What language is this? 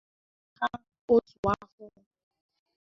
Igbo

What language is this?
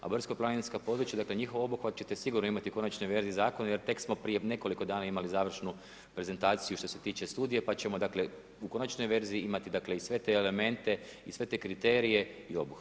Croatian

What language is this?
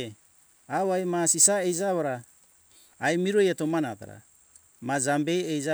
Hunjara-Kaina Ke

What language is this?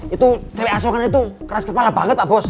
Indonesian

